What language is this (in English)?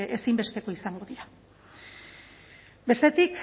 Basque